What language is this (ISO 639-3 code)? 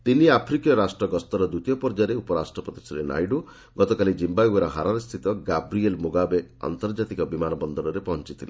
ori